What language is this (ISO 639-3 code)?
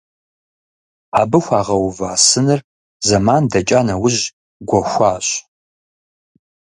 kbd